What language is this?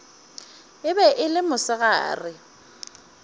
Northern Sotho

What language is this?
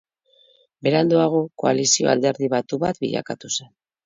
Basque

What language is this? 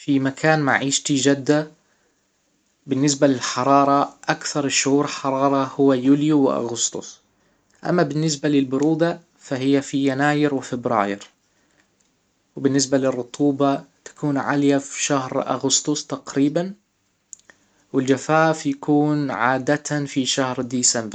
Hijazi Arabic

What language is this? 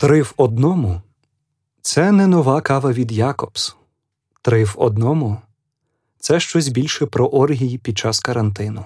Ukrainian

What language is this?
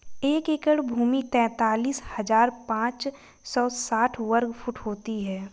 Hindi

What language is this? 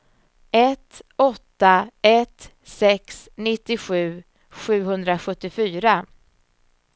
Swedish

